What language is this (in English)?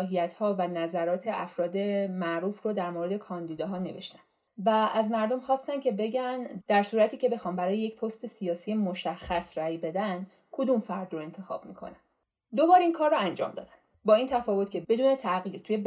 Persian